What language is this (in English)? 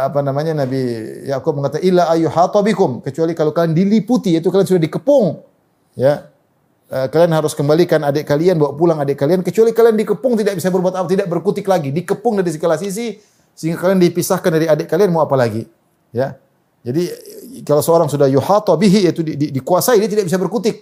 Indonesian